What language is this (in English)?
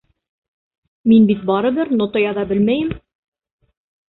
Bashkir